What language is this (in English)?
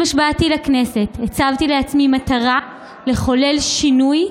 Hebrew